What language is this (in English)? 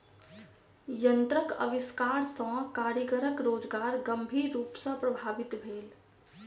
Maithili